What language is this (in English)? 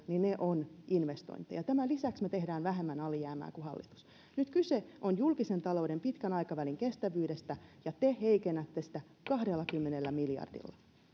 Finnish